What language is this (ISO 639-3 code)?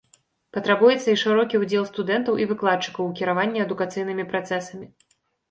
bel